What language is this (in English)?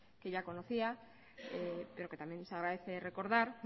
Spanish